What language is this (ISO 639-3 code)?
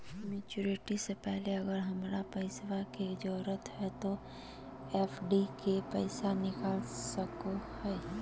mag